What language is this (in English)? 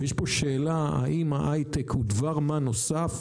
Hebrew